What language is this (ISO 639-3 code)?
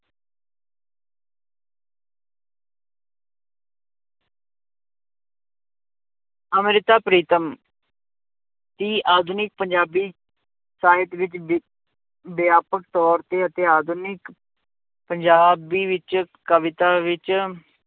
pan